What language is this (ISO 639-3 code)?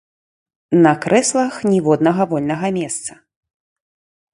bel